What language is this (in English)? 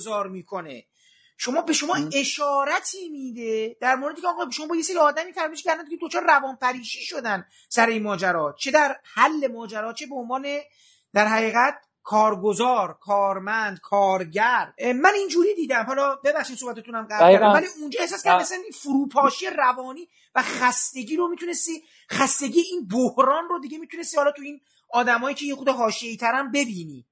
Persian